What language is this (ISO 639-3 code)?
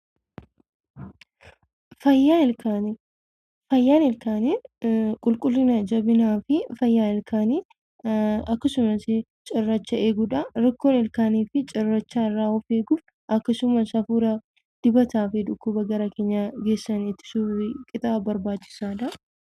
orm